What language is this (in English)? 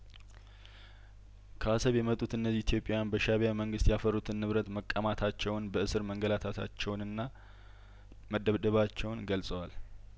Amharic